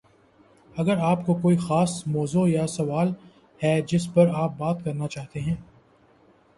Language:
Urdu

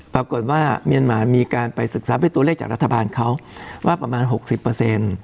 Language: Thai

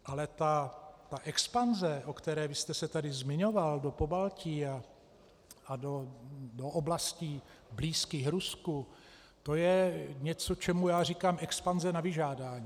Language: Czech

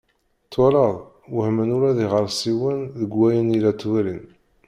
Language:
Kabyle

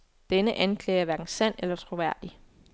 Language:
Danish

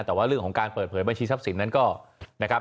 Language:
Thai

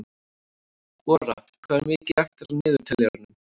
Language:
Icelandic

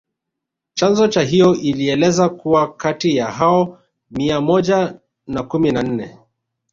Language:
Swahili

